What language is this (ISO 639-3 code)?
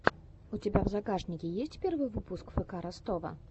rus